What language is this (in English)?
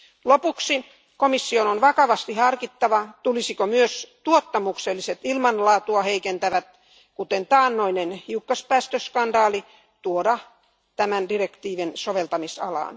Finnish